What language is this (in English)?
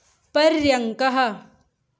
Sanskrit